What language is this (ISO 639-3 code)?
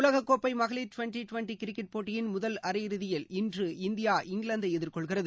tam